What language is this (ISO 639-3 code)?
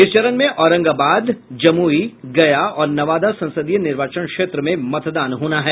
hin